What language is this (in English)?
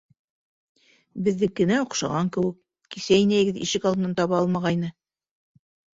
Bashkir